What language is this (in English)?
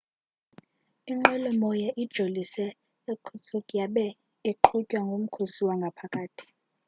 Xhosa